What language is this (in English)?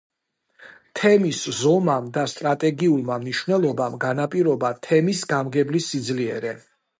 Georgian